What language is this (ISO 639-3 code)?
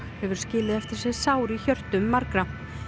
isl